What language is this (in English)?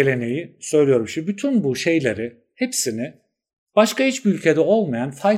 Turkish